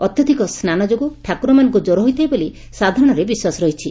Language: Odia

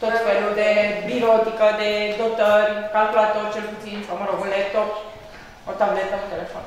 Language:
Romanian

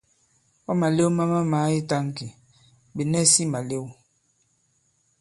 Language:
Bankon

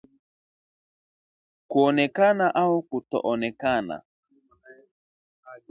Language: Swahili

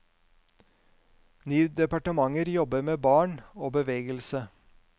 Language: Norwegian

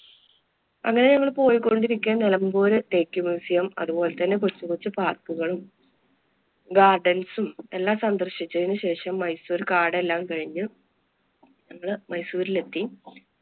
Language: Malayalam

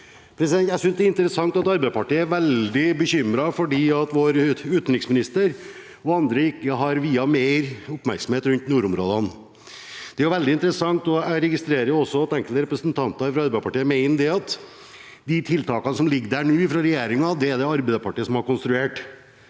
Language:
Norwegian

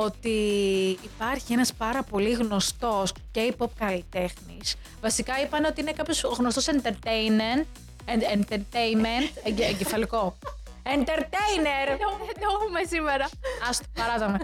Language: Greek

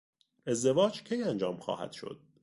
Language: Persian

